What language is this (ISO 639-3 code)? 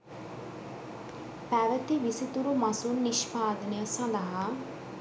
sin